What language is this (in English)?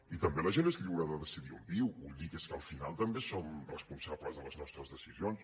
Catalan